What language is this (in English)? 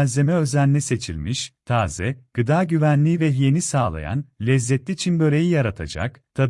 Turkish